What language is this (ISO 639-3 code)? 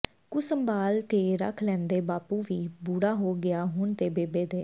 pan